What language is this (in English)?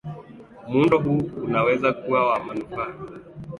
Swahili